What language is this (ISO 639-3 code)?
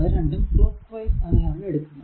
mal